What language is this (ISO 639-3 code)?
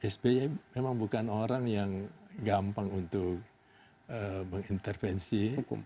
ind